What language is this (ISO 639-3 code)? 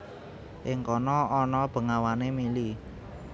jav